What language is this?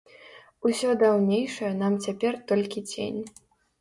Belarusian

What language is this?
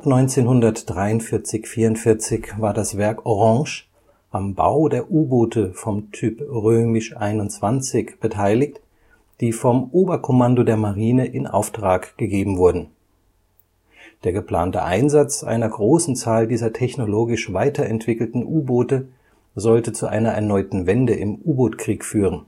German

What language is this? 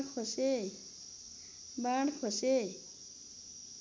Nepali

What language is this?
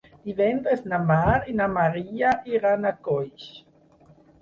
Catalan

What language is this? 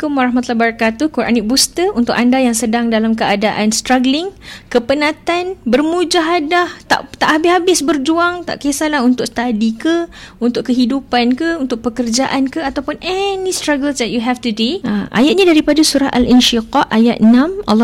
Malay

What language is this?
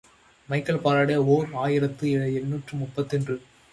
Tamil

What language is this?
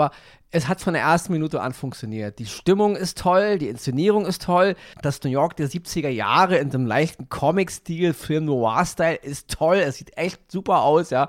German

